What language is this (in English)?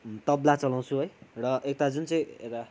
Nepali